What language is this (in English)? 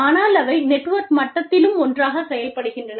Tamil